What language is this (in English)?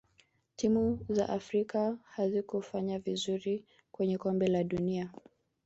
Swahili